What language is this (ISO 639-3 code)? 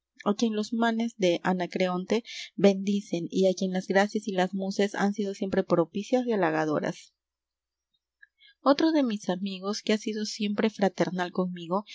spa